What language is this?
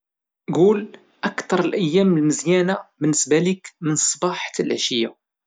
Moroccan Arabic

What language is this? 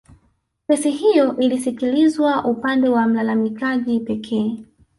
Swahili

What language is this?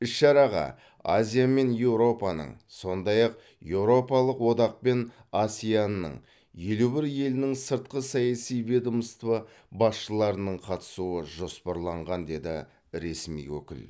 Kazakh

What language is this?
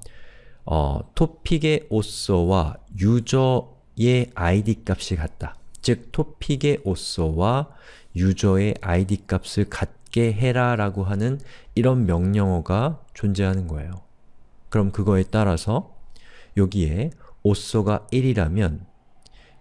Korean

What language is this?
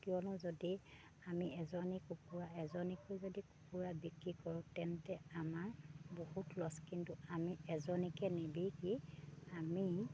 Assamese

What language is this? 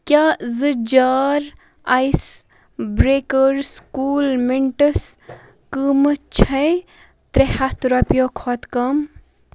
Kashmiri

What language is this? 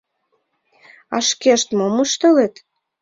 Mari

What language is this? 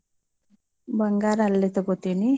Kannada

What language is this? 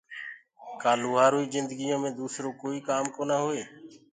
Gurgula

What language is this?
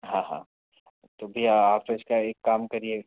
Hindi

